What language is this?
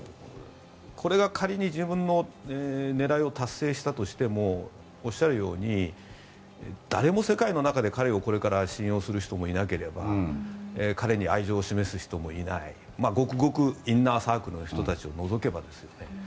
Japanese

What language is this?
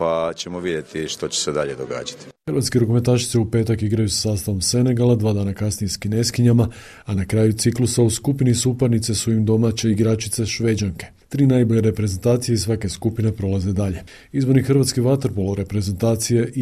Croatian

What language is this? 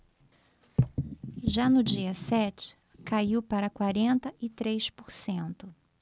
Portuguese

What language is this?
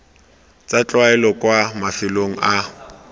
Tswana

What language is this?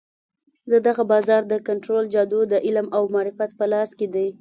Pashto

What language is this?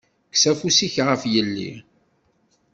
Kabyle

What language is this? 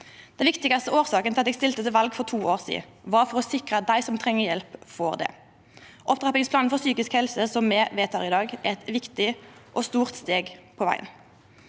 Norwegian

